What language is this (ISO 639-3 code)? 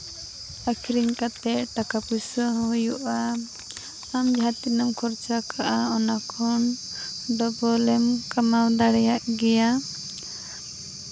sat